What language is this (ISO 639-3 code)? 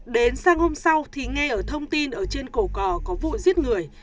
vie